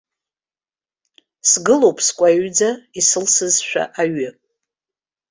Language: Abkhazian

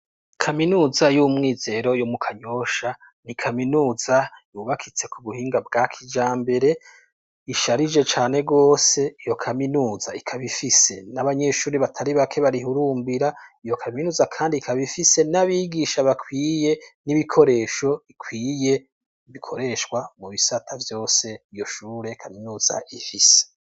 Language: Rundi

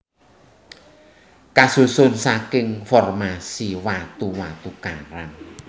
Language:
Javanese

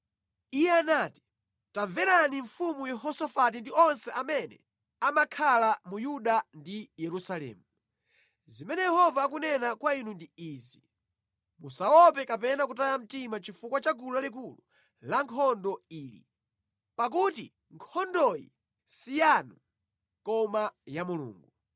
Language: Nyanja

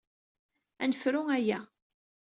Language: Kabyle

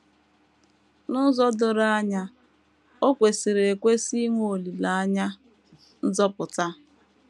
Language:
Igbo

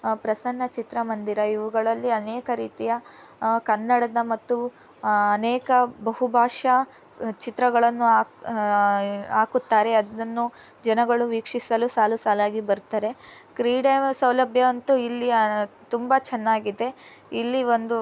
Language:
Kannada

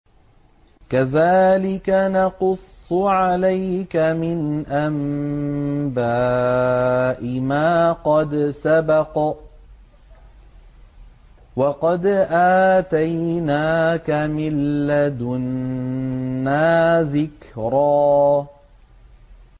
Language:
Arabic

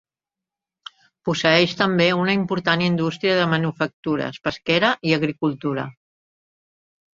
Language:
Catalan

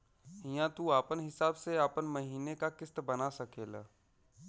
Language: Bhojpuri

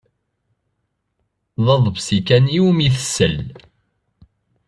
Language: Kabyle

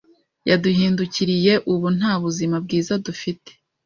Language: Kinyarwanda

